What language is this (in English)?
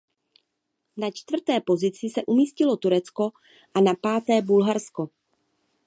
Czech